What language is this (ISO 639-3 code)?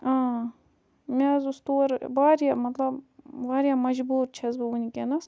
kas